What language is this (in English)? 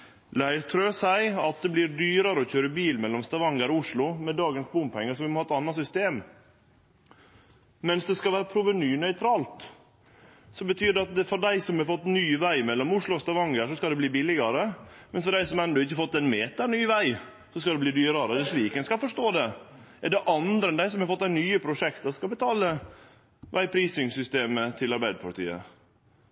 Norwegian Nynorsk